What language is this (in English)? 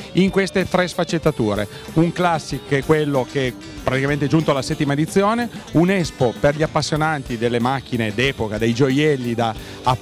Italian